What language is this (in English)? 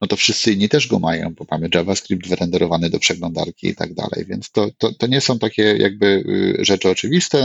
Polish